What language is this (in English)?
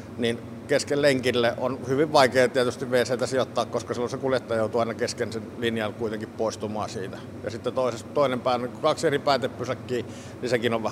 Finnish